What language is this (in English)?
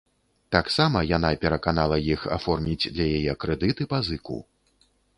Belarusian